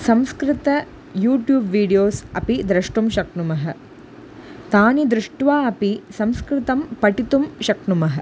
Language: Sanskrit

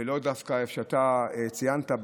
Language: Hebrew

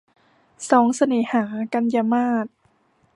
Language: Thai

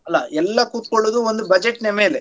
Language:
Kannada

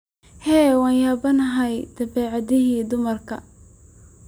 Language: Somali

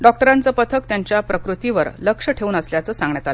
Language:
Marathi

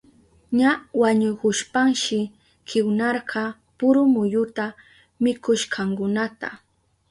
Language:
Southern Pastaza Quechua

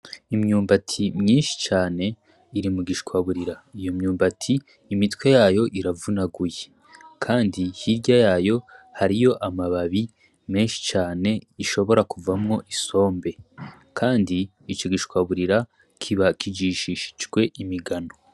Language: Rundi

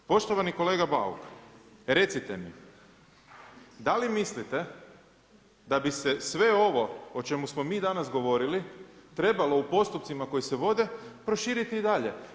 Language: Croatian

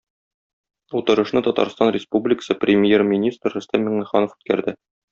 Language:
Tatar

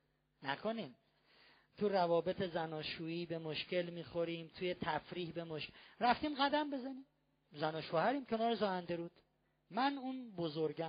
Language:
Persian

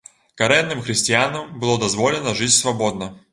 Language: Belarusian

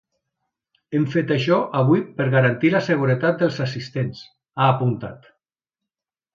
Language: Catalan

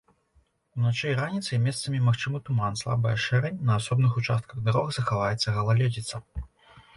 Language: Belarusian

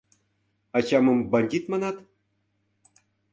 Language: Mari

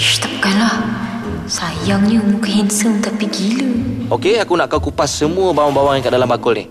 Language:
Malay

